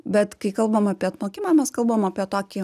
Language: Lithuanian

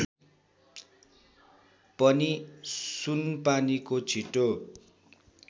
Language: Nepali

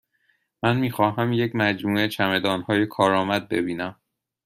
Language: Persian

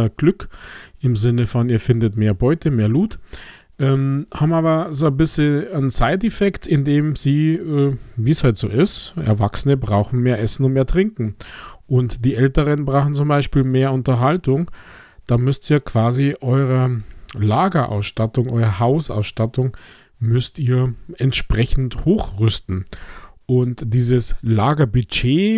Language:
German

